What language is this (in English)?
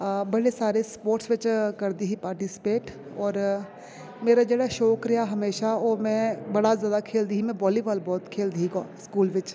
Dogri